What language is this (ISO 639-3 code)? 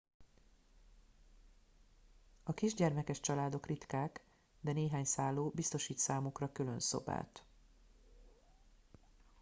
hun